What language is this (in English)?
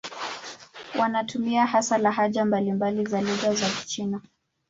Swahili